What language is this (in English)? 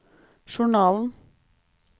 Norwegian